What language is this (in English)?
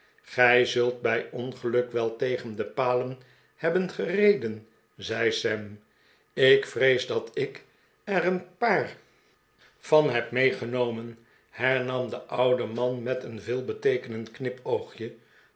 Dutch